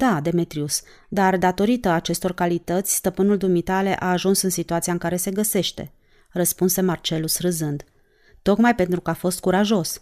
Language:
Romanian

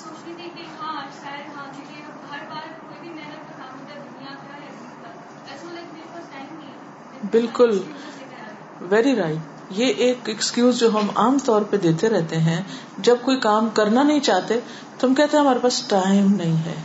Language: Urdu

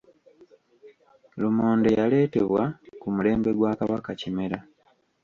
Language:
Ganda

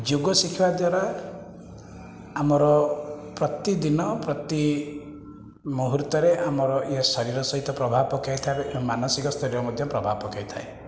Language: Odia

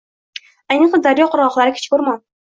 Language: Uzbek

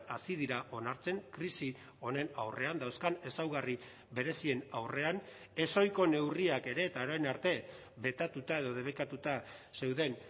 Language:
Basque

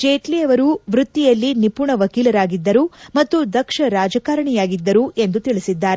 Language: Kannada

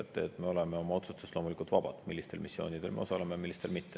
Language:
Estonian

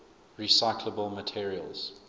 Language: English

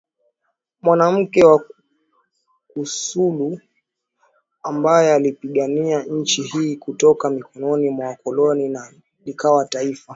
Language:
Swahili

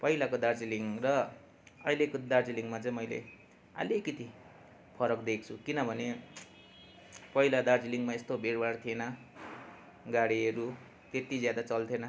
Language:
Nepali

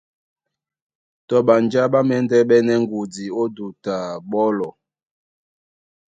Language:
Duala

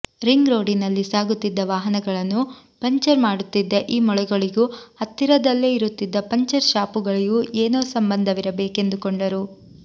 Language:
Kannada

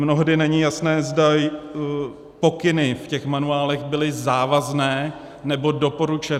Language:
Czech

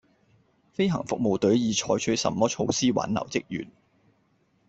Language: Cantonese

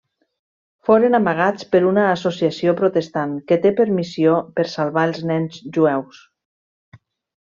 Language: Catalan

